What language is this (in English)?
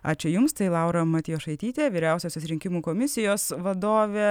Lithuanian